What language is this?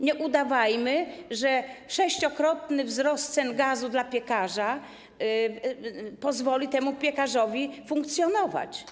Polish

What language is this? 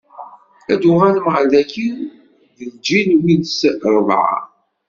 Kabyle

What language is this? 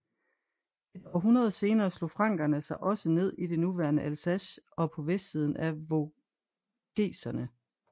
Danish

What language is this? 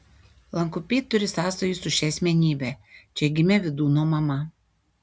Lithuanian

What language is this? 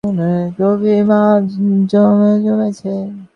Bangla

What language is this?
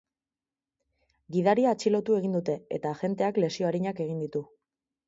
Basque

